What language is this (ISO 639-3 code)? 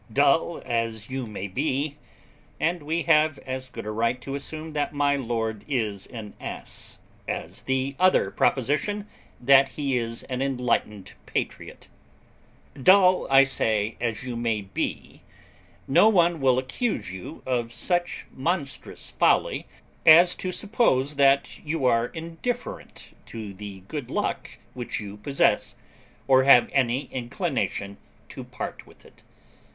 eng